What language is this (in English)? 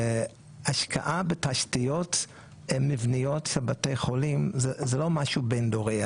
Hebrew